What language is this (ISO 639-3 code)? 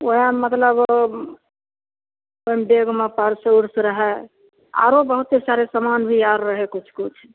mai